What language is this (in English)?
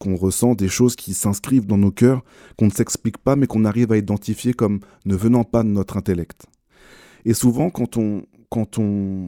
French